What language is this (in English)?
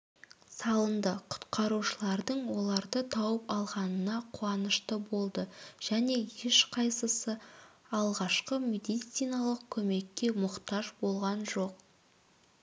Kazakh